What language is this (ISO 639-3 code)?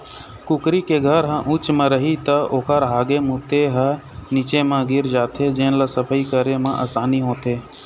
hne